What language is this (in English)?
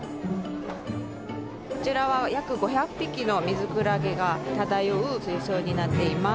Japanese